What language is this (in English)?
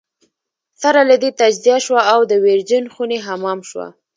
Pashto